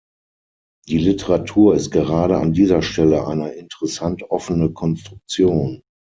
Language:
German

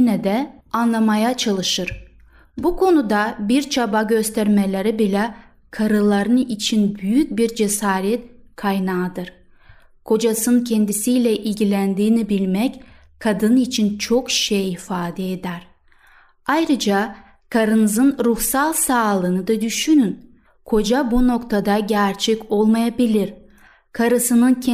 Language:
Turkish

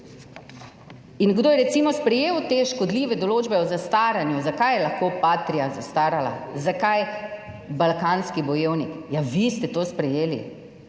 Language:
Slovenian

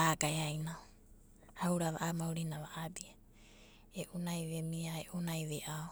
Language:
Abadi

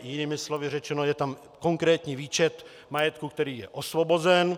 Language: Czech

